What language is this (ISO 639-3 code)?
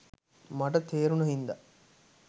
sin